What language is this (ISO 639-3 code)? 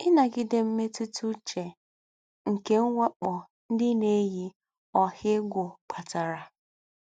ibo